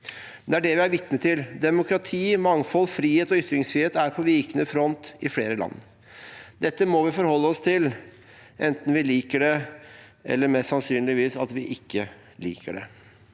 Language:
Norwegian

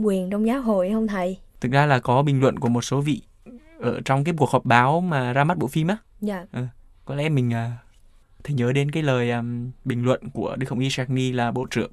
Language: Vietnamese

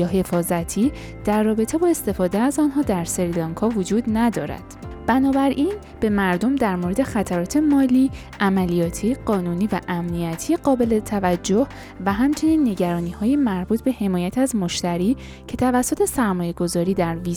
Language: Persian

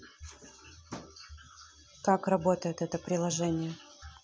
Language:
Russian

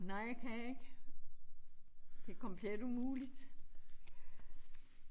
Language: Danish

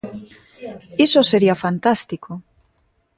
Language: Galician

